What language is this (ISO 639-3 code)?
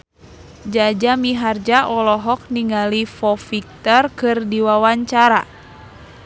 sun